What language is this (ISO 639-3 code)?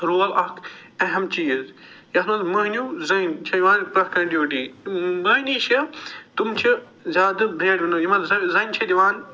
kas